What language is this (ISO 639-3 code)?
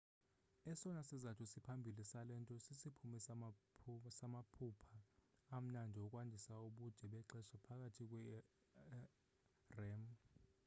xho